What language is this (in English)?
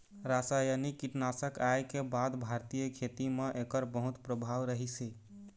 Chhattisgarhi